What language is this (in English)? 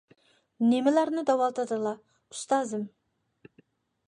Uyghur